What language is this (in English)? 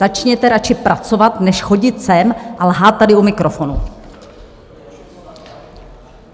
Czech